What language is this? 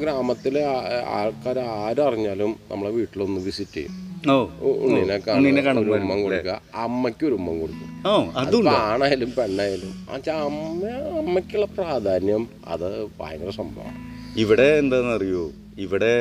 Malayalam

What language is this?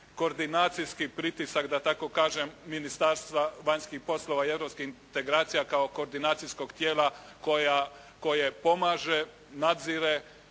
Croatian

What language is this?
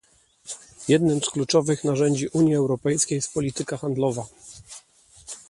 Polish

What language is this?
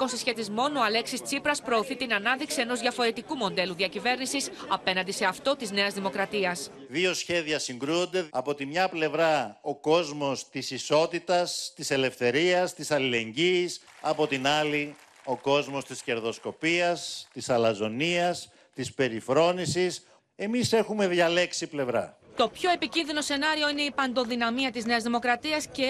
Greek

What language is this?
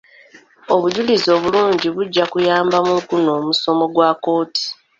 Ganda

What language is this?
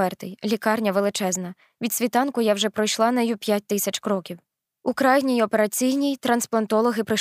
Ukrainian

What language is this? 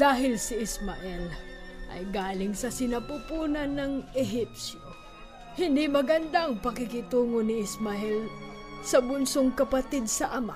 Filipino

